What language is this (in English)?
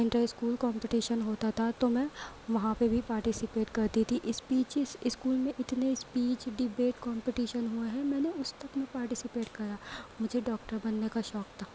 Urdu